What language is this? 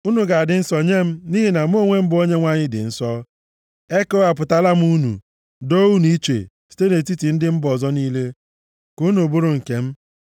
Igbo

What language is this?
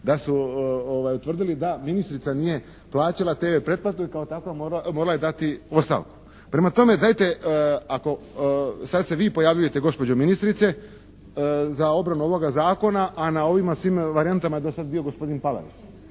Croatian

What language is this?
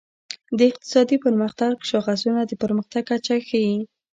Pashto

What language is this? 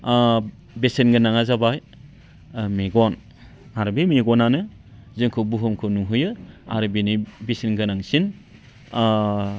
Bodo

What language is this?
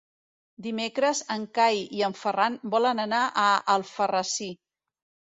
Catalan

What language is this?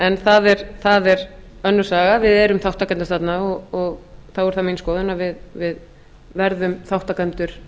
Icelandic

